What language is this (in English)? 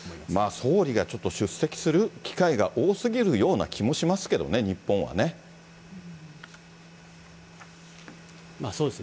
Japanese